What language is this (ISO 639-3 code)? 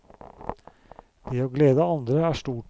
nor